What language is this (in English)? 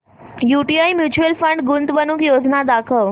Marathi